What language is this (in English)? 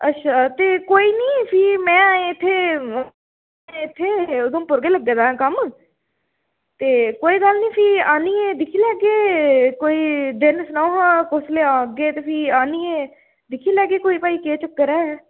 Dogri